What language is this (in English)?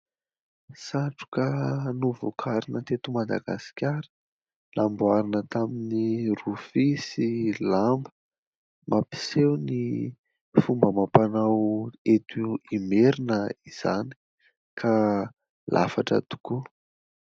Malagasy